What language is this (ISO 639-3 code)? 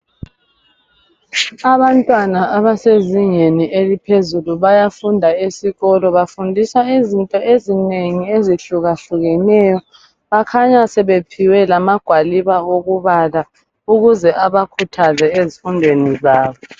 nde